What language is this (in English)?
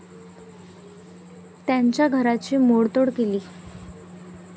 Marathi